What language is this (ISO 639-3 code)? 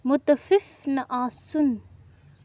kas